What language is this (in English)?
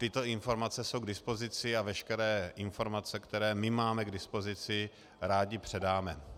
Czech